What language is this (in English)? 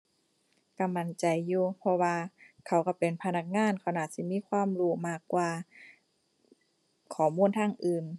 Thai